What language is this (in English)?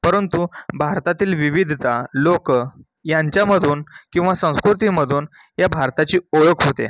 Marathi